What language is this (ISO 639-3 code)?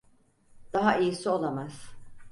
tur